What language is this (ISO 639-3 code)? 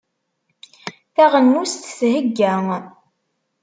kab